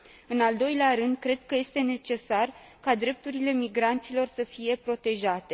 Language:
Romanian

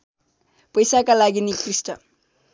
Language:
Nepali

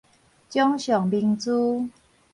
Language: Min Nan Chinese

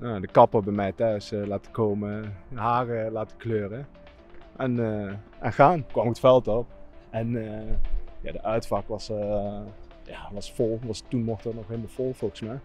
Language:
Dutch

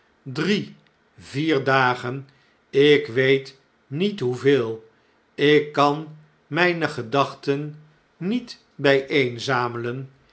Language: Dutch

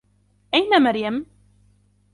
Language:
Arabic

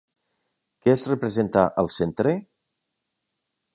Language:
Catalan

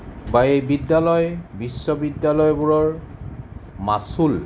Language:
Assamese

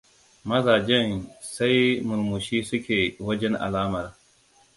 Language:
Hausa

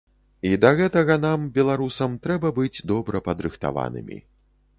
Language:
Belarusian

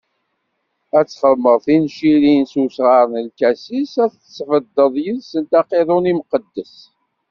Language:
Kabyle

